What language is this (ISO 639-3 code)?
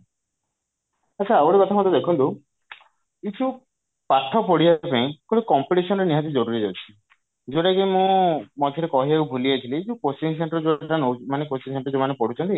ori